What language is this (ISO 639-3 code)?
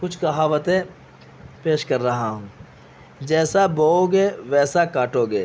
urd